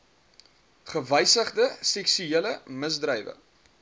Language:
Afrikaans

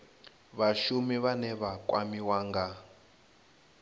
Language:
Venda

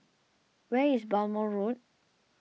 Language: English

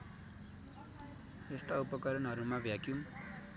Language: Nepali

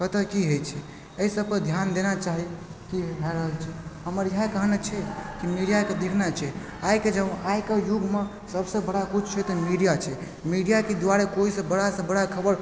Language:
Maithili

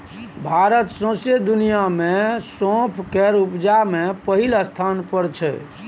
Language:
Maithili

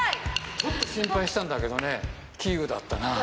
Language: Japanese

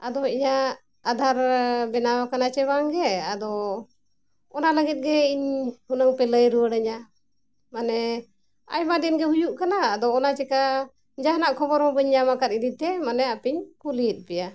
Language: Santali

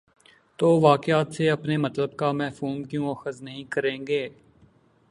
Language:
Urdu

